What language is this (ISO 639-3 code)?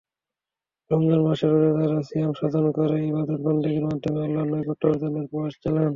ben